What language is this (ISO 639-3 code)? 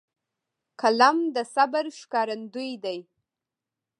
pus